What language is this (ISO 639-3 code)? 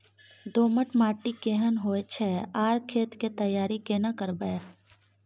mai